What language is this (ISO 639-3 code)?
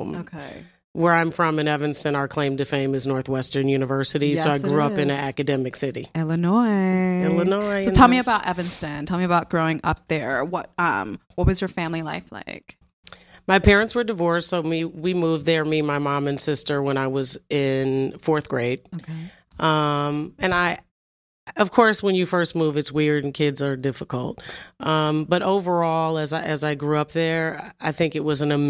eng